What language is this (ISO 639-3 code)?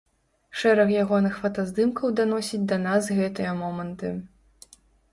bel